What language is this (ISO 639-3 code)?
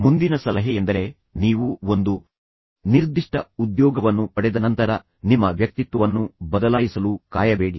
kan